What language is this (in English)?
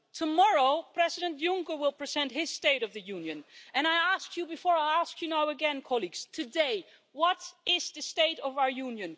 English